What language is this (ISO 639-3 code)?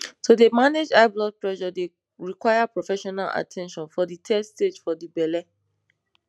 pcm